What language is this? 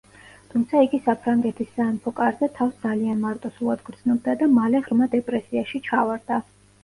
Georgian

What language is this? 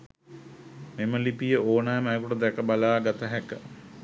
Sinhala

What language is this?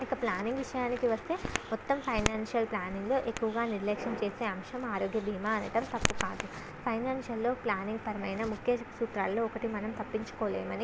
Telugu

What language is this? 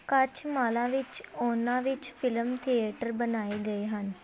Punjabi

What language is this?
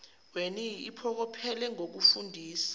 Zulu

